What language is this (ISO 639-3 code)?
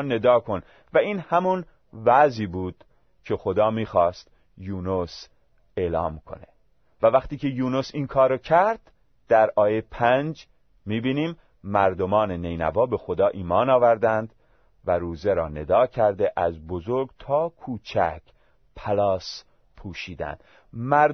fas